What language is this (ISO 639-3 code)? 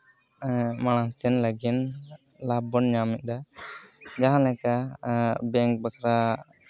sat